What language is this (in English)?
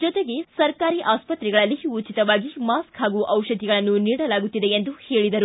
Kannada